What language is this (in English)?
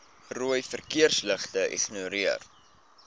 Afrikaans